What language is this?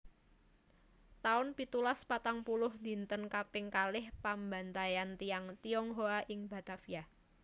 Javanese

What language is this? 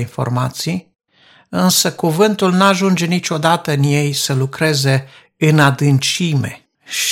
Romanian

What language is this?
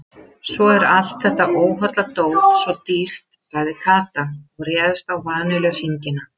Icelandic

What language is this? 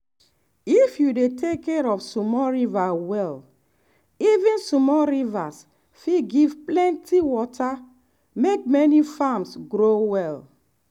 Nigerian Pidgin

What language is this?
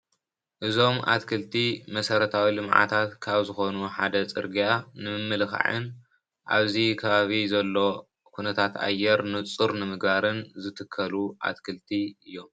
Tigrinya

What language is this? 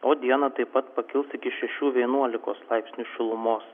Lithuanian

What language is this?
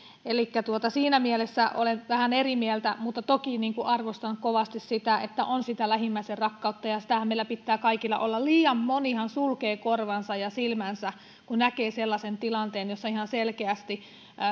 Finnish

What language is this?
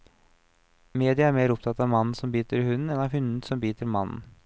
Norwegian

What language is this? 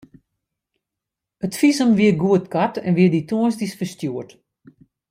Western Frisian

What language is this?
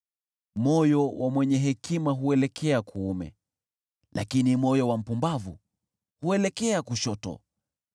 Swahili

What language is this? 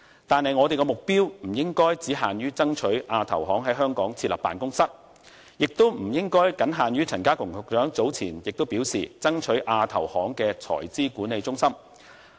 Cantonese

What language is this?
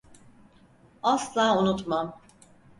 Turkish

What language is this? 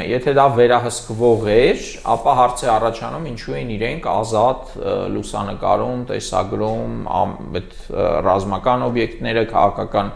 Romanian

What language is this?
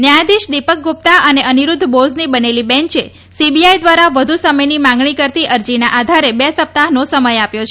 Gujarati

